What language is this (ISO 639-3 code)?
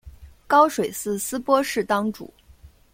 zho